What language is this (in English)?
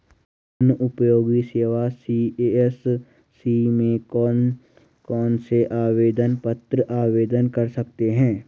Hindi